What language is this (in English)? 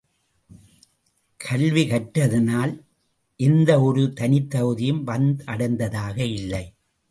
Tamil